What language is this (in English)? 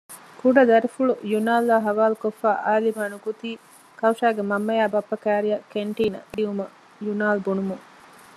Divehi